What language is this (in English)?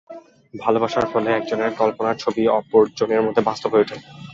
Bangla